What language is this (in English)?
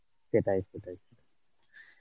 Bangla